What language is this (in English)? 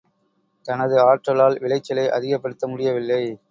Tamil